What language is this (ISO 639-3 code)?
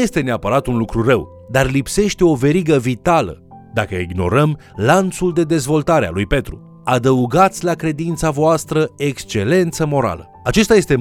ron